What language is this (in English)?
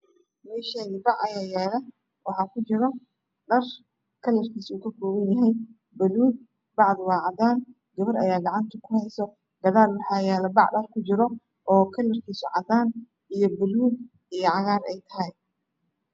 Somali